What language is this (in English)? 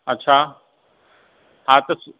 Sindhi